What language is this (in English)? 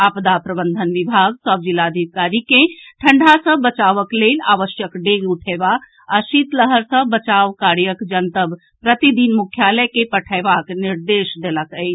Maithili